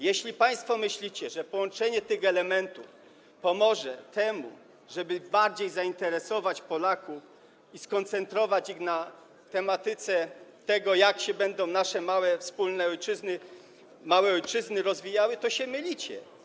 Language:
Polish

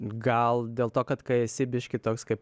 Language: Lithuanian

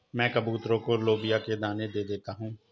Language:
Hindi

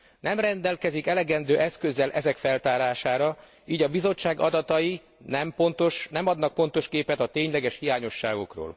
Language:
Hungarian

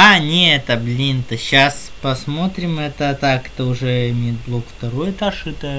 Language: Russian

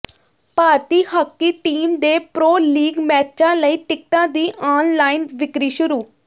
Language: Punjabi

